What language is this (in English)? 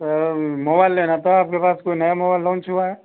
Hindi